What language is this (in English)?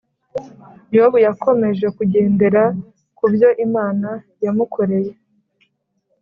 Kinyarwanda